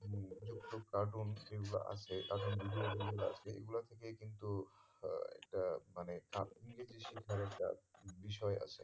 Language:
Bangla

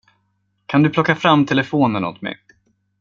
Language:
Swedish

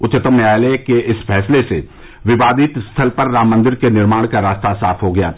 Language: Hindi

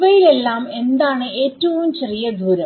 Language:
Malayalam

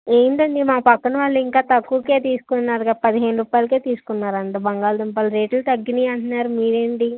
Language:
Telugu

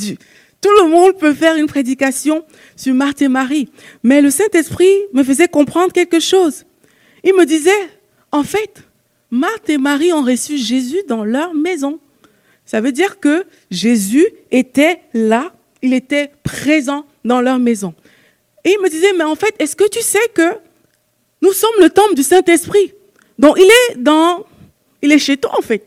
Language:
French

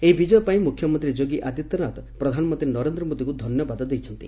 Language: Odia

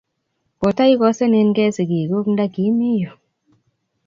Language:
Kalenjin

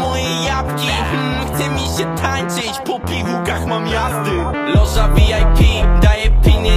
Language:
Romanian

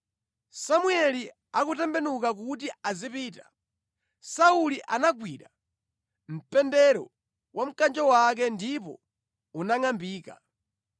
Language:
Nyanja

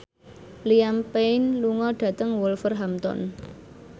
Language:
Javanese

